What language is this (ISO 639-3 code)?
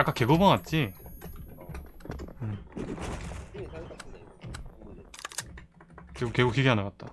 kor